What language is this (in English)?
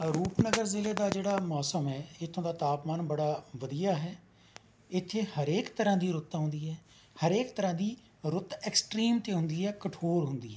Punjabi